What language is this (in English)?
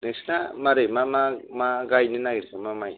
Bodo